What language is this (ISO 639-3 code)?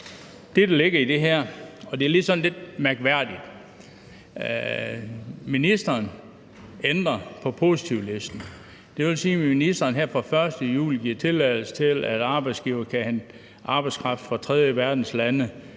dan